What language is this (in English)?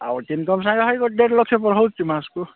Odia